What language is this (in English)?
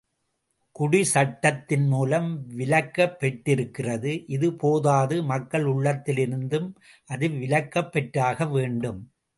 Tamil